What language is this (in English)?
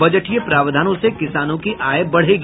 Hindi